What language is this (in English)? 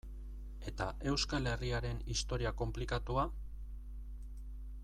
Basque